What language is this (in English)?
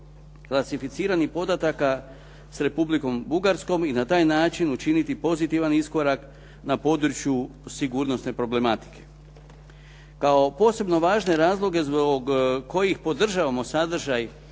Croatian